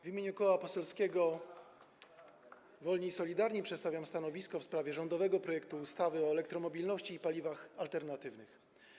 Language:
Polish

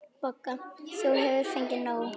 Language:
Icelandic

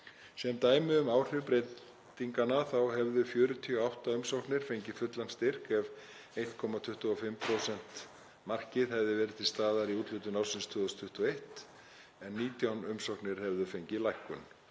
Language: Icelandic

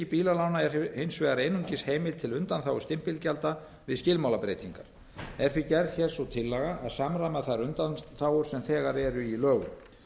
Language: Icelandic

